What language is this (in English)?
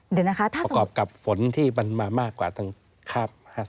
Thai